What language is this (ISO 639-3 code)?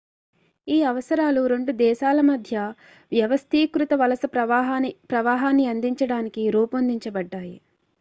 tel